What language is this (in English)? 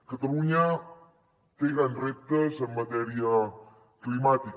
Catalan